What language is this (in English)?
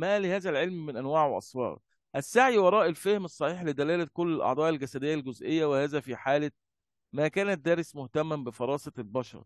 Arabic